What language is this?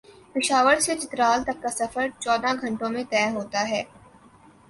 Urdu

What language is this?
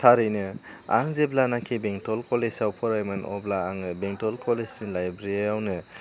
Bodo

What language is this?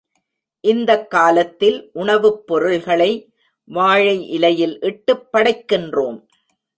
Tamil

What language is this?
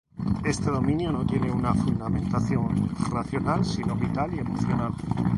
Spanish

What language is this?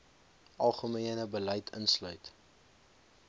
Afrikaans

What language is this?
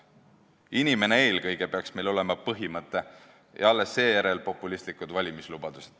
Estonian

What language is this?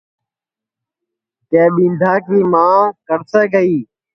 Sansi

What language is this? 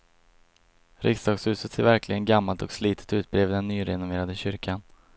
Swedish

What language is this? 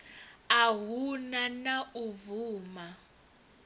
Venda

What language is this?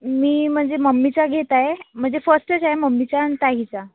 Marathi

